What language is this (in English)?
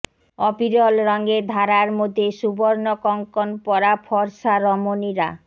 Bangla